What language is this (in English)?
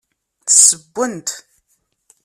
Kabyle